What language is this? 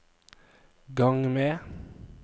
Norwegian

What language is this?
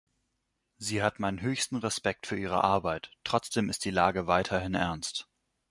German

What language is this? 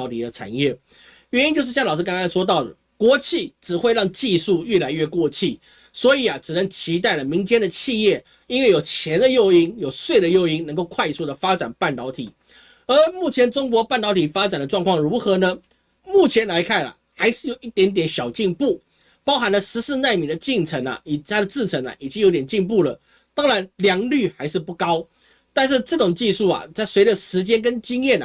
Chinese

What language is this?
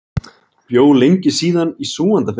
Icelandic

